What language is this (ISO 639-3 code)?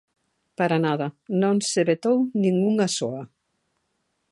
glg